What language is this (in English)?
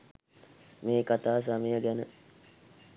Sinhala